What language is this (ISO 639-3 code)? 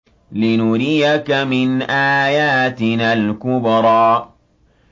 ara